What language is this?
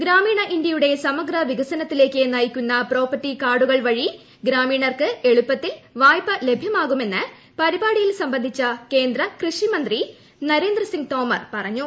Malayalam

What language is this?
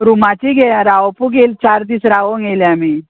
Konkani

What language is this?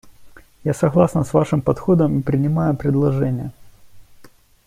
Russian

